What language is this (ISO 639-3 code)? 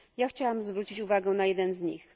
pol